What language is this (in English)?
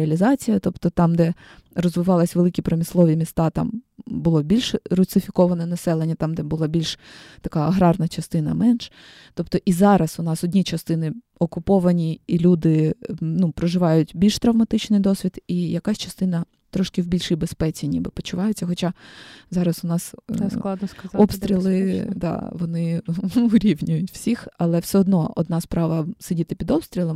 Ukrainian